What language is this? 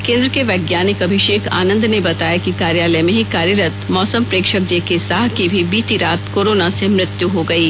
Hindi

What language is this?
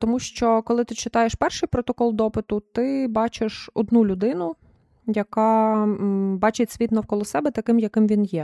Ukrainian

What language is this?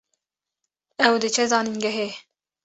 Kurdish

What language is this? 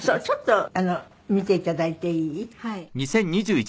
Japanese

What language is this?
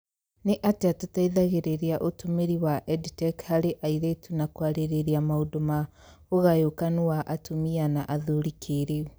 Kikuyu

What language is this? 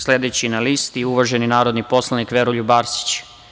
Serbian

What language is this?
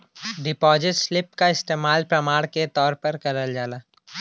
Bhojpuri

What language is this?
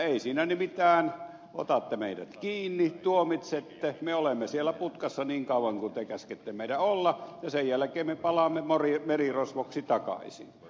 Finnish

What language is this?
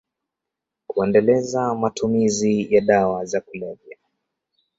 Swahili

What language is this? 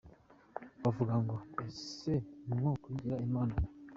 Kinyarwanda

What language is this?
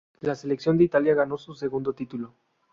Spanish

